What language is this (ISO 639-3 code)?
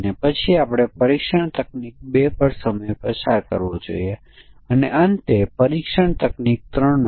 guj